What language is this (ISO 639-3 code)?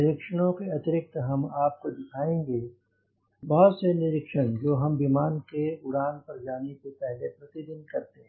hin